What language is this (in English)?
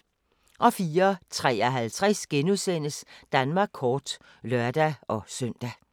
Danish